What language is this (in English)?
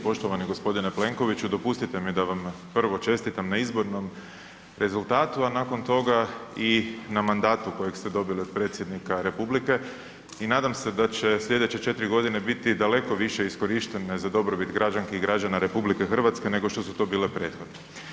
Croatian